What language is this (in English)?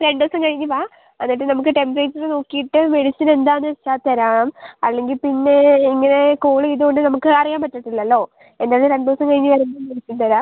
Malayalam